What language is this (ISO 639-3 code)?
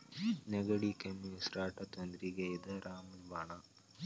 kan